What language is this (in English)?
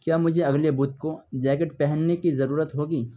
Urdu